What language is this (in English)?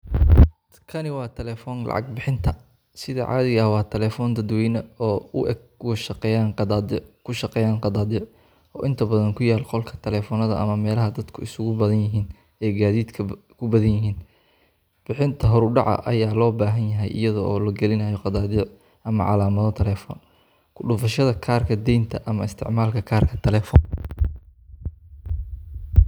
Somali